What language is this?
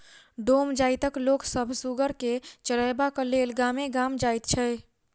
Maithili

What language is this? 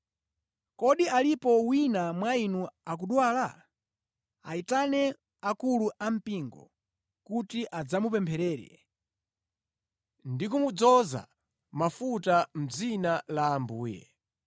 Nyanja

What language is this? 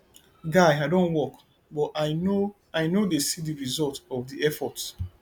Nigerian Pidgin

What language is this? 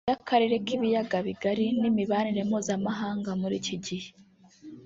Kinyarwanda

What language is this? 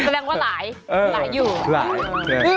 Thai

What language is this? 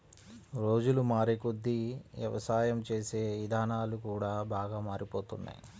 Telugu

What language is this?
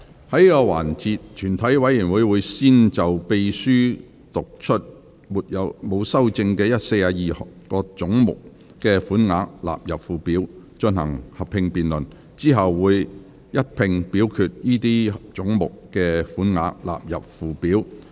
Cantonese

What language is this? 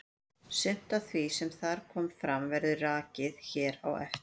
Icelandic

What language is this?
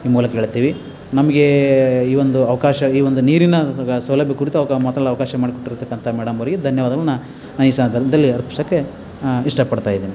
Kannada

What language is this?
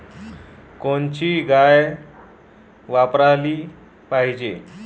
Marathi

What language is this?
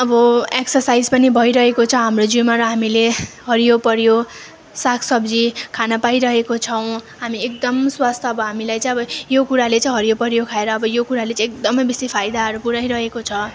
Nepali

